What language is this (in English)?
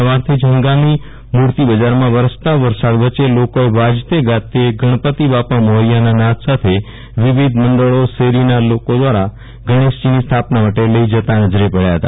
Gujarati